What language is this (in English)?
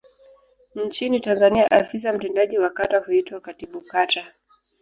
Swahili